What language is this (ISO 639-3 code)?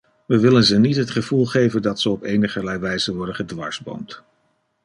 nld